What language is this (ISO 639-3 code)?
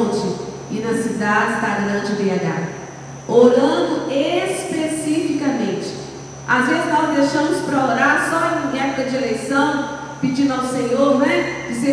por